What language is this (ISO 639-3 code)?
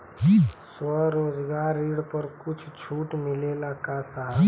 bho